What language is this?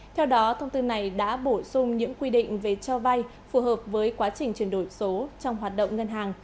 Vietnamese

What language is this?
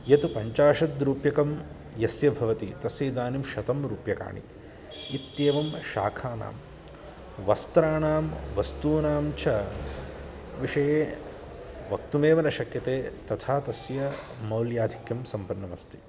Sanskrit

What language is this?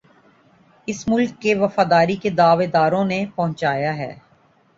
Urdu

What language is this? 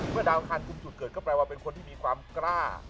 Thai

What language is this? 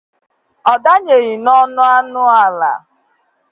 Igbo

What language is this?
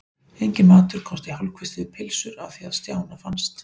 Icelandic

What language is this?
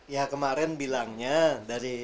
Indonesian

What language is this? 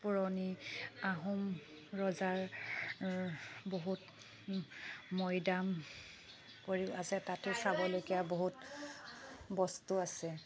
Assamese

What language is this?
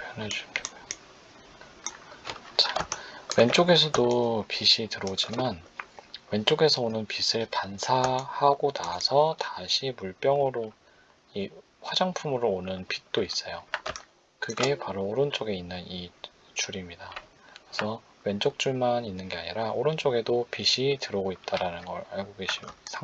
Korean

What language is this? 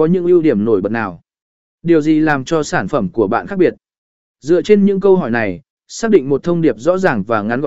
Vietnamese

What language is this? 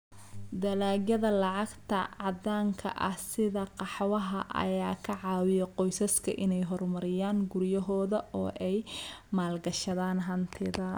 Somali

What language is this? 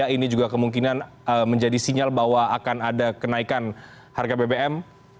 Indonesian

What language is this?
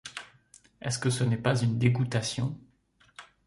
French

